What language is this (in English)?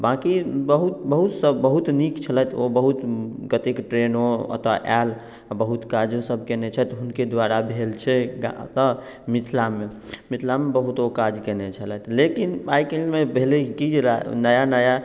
Maithili